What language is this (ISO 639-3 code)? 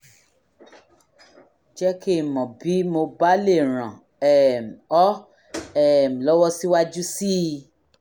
yor